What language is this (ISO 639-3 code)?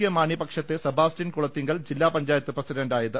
mal